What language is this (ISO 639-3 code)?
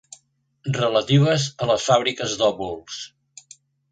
cat